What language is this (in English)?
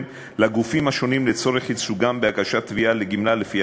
Hebrew